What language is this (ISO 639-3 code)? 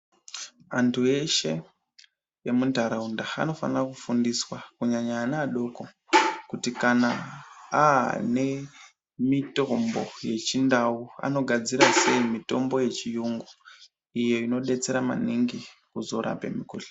ndc